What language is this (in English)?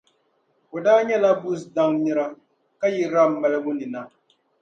Dagbani